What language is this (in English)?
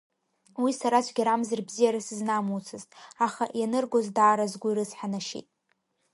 Abkhazian